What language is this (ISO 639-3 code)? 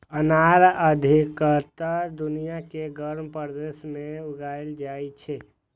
mai